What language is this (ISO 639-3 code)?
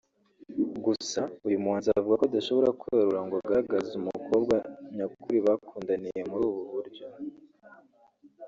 kin